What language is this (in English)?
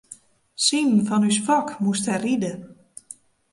Western Frisian